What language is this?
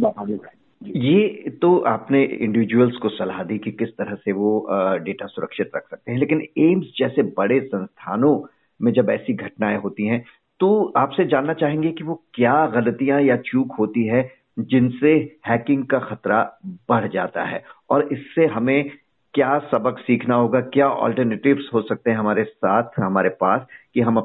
Hindi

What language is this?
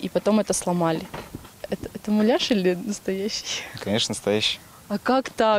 Russian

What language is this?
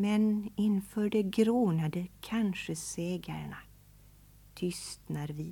Swedish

